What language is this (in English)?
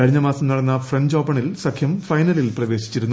Malayalam